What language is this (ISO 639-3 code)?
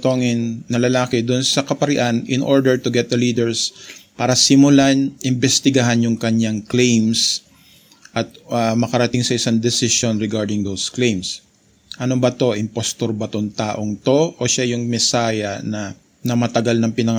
fil